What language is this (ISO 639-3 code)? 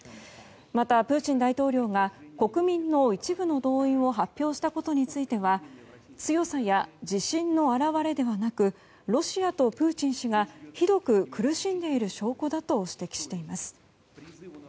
jpn